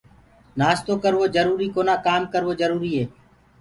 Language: Gurgula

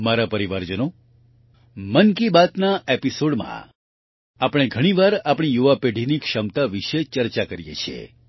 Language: Gujarati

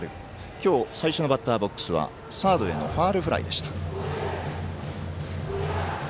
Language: Japanese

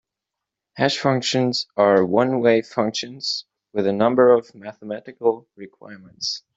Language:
English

